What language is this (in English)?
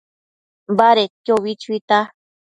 Matsés